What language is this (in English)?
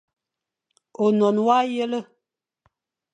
Fang